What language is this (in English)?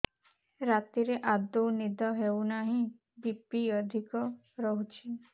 Odia